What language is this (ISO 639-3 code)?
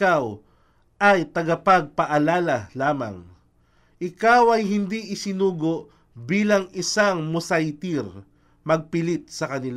fil